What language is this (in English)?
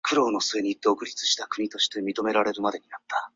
Chinese